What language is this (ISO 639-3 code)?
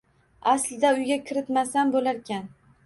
uzb